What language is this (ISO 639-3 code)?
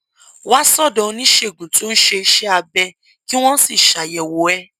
yor